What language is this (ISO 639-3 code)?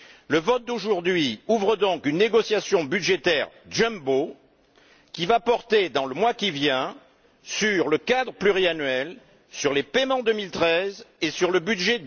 fra